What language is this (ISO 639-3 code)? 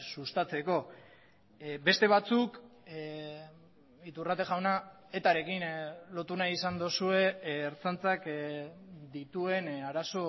eus